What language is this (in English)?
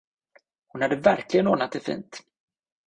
Swedish